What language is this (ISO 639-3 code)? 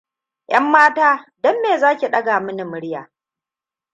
hau